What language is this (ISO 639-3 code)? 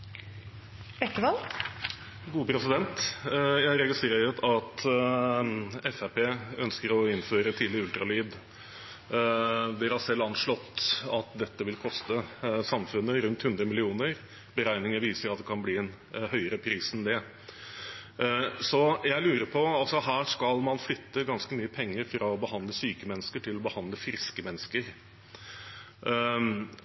nob